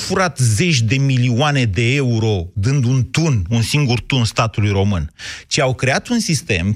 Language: Romanian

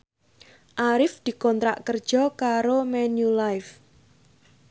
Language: Javanese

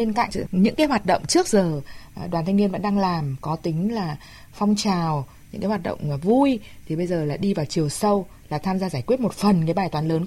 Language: Vietnamese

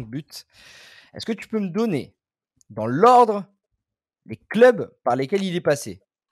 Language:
French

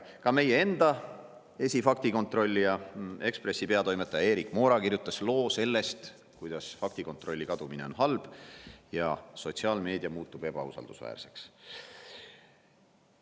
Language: Estonian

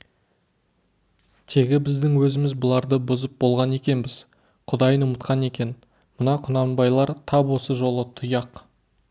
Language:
Kazakh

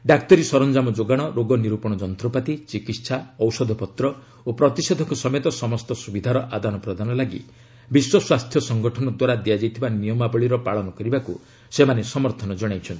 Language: Odia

